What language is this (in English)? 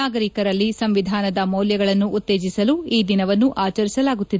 Kannada